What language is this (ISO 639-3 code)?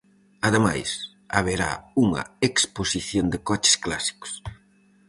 glg